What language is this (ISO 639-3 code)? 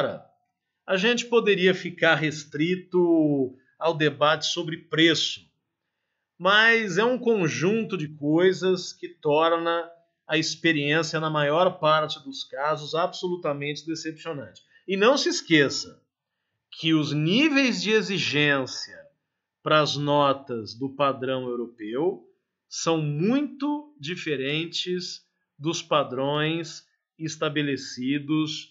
por